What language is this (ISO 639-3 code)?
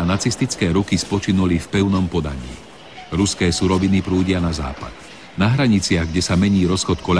slk